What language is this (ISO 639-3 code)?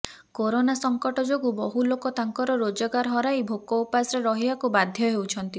ori